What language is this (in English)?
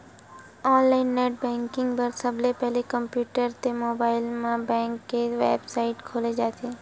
Chhattisgarhi